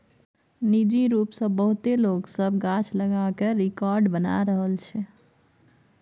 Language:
Maithili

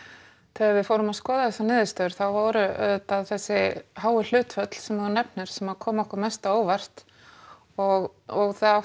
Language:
Icelandic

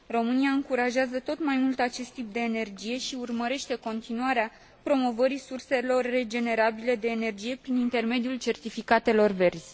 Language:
Romanian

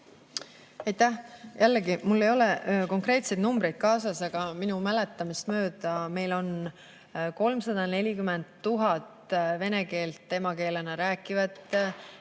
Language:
Estonian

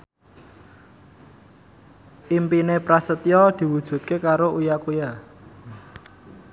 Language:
Javanese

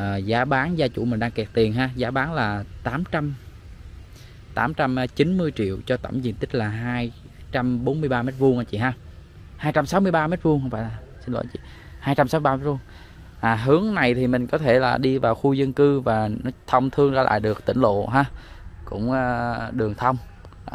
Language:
Vietnamese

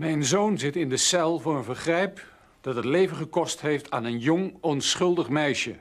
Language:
Dutch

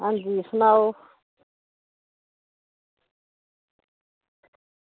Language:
Dogri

